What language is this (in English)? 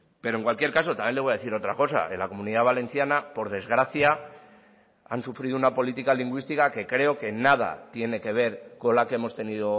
Spanish